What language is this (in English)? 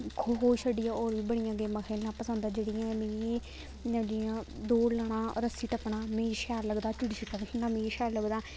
Dogri